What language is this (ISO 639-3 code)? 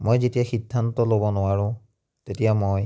asm